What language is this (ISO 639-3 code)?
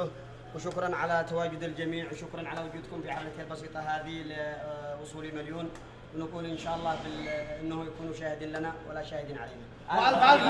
ara